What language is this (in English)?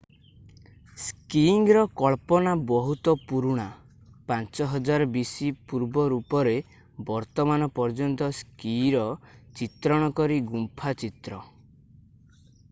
Odia